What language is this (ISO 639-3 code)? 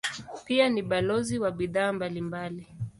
swa